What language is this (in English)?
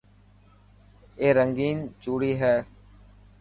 Dhatki